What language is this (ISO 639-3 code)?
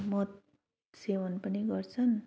nep